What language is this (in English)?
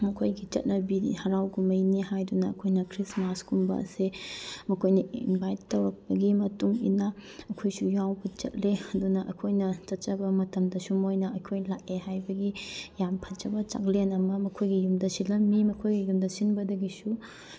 Manipuri